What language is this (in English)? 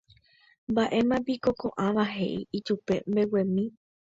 Guarani